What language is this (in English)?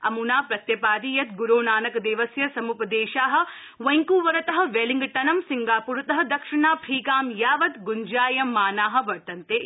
Sanskrit